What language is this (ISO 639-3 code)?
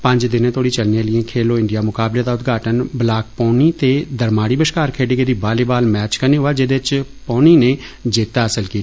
doi